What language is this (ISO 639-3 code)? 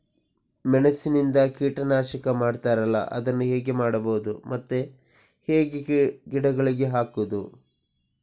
kan